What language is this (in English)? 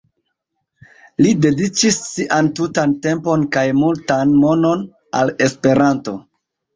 Esperanto